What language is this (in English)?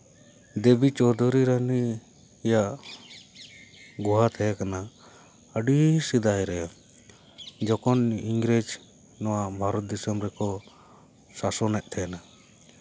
Santali